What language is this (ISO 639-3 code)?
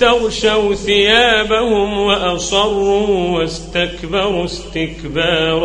ara